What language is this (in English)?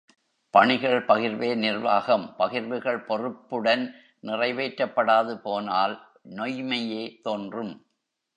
Tamil